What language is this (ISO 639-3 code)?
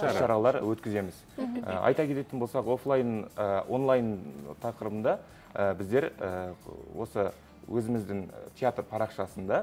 tur